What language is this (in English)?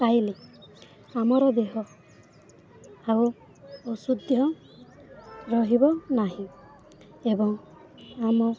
Odia